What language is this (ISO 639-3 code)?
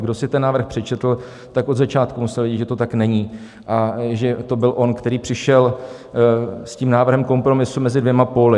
ces